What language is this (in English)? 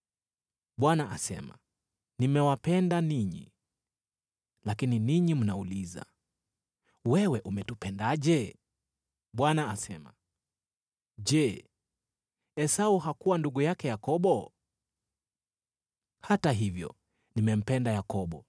Swahili